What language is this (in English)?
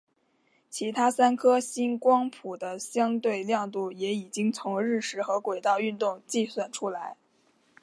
Chinese